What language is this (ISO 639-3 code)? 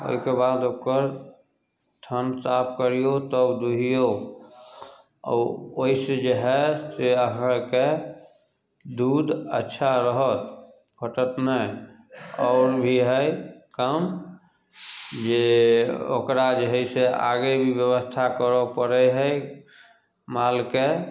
mai